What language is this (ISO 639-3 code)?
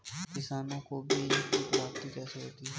hin